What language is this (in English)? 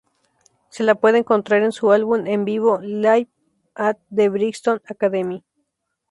Spanish